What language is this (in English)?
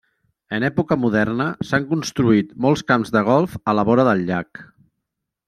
Catalan